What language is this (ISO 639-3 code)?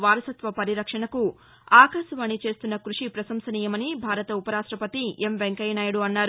tel